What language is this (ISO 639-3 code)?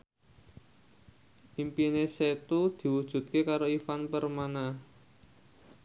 jav